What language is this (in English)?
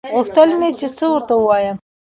Pashto